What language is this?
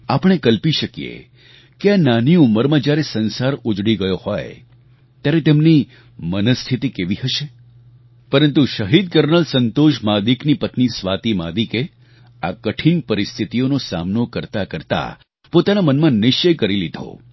Gujarati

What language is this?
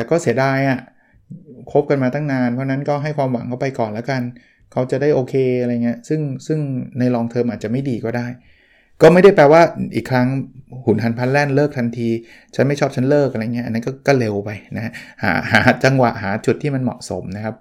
Thai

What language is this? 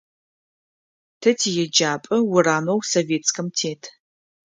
Adyghe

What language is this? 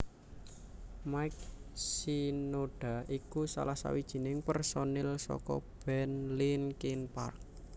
Javanese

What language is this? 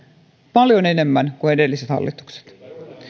Finnish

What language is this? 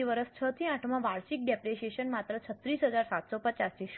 Gujarati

